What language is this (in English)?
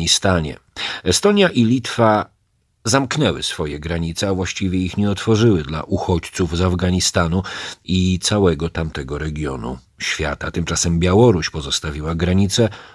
Polish